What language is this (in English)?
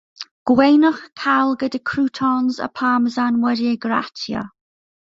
Welsh